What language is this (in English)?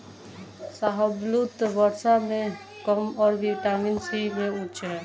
Hindi